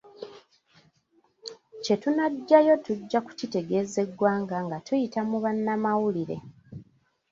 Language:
Ganda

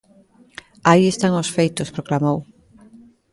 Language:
Galician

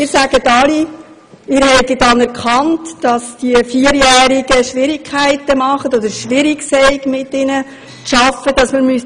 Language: Swiss German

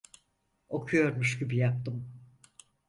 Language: Turkish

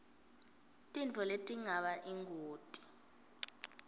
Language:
Swati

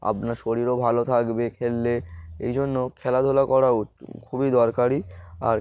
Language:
Bangla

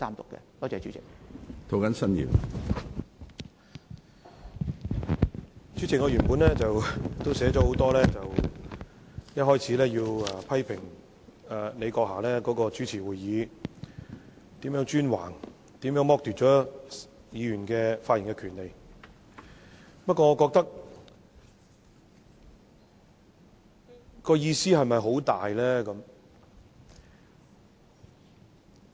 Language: Cantonese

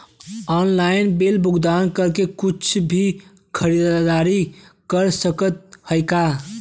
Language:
Bhojpuri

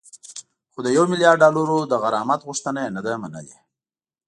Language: Pashto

